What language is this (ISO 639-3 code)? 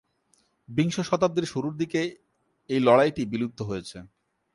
ben